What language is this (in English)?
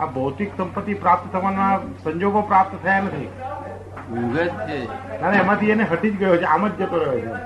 Gujarati